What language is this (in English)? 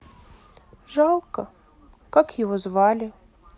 Russian